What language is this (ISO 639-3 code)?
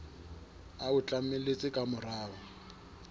sot